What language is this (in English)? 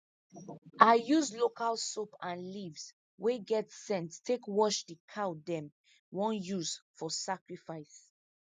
Nigerian Pidgin